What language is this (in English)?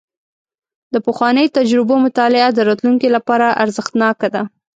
Pashto